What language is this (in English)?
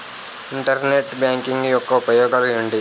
Telugu